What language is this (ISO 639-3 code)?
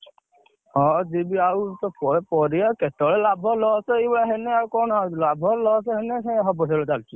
ori